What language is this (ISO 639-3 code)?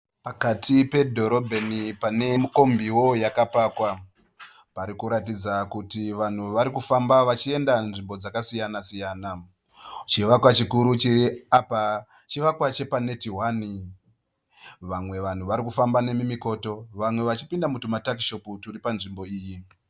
sna